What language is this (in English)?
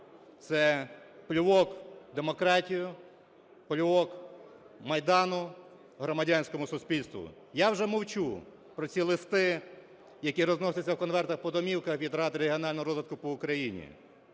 Ukrainian